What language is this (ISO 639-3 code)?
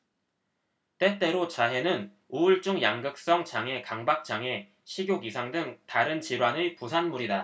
kor